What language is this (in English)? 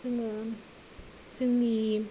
Bodo